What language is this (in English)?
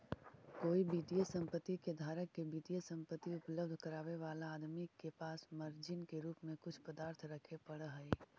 Magahi